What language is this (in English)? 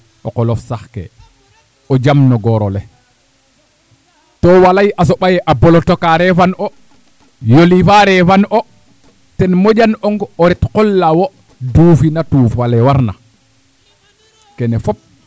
Serer